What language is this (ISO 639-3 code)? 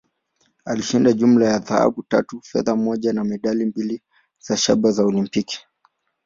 swa